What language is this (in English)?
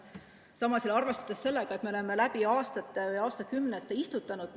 Estonian